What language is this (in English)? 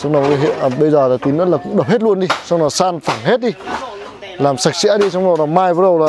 Vietnamese